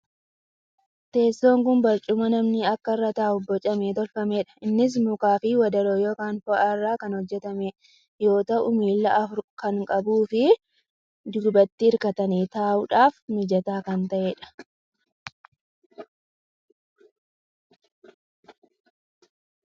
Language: Oromo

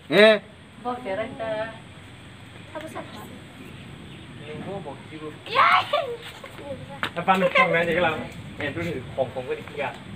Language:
Indonesian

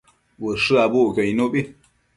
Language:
Matsés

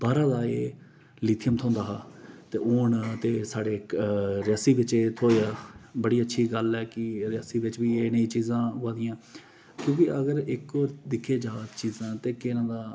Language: Dogri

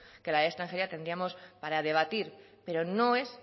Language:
Spanish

